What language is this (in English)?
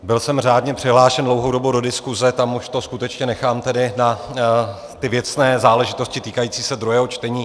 Czech